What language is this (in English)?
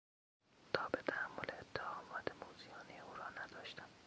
Persian